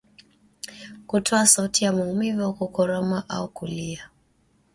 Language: Swahili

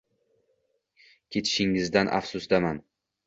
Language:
Uzbek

